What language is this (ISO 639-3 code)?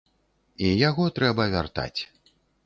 bel